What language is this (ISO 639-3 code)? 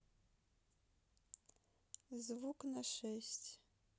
rus